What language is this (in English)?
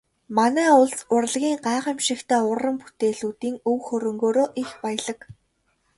Mongolian